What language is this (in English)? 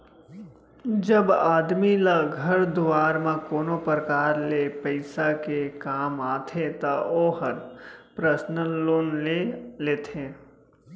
Chhattisgarhi